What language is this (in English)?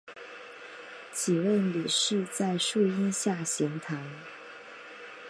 Chinese